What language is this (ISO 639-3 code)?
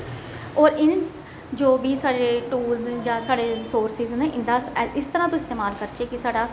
doi